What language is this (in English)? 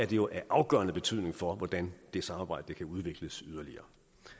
Danish